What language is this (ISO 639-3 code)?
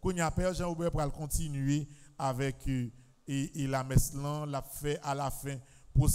fra